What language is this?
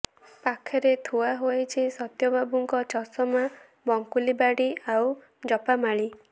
Odia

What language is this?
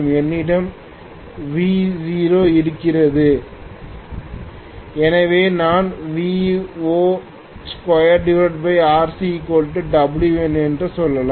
Tamil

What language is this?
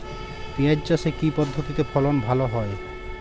Bangla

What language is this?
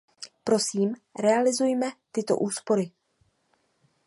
Czech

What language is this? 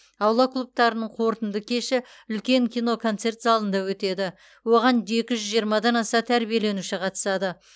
Kazakh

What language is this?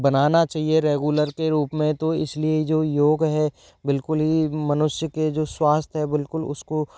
Hindi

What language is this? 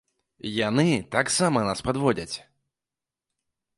Belarusian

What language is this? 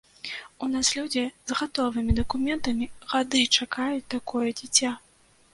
Belarusian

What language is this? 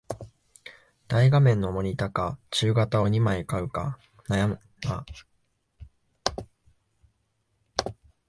Japanese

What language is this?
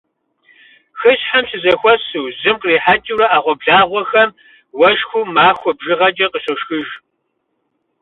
Kabardian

